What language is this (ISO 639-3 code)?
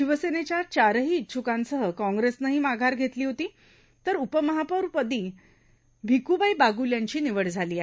mar